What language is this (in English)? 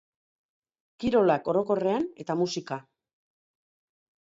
Basque